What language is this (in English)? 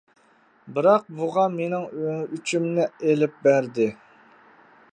Uyghur